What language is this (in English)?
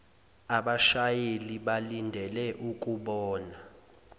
Zulu